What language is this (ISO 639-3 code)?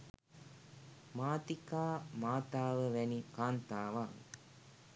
sin